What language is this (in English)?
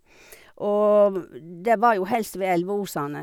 Norwegian